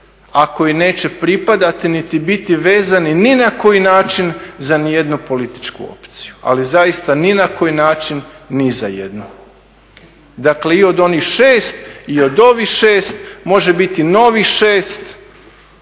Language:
Croatian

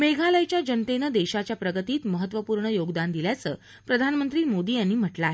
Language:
Marathi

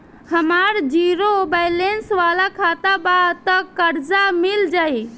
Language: Bhojpuri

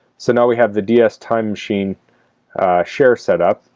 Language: English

